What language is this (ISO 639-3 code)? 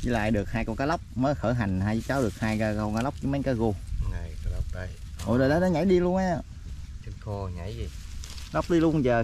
vie